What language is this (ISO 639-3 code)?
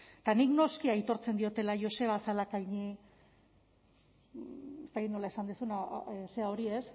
eus